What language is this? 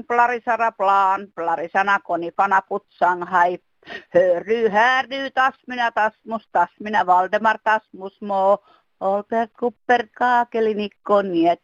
Finnish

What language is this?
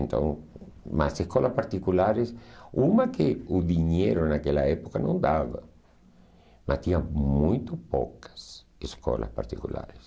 Portuguese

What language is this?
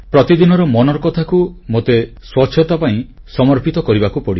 Odia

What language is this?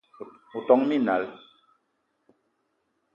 Eton (Cameroon)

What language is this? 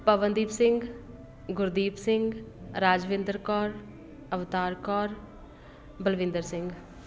Punjabi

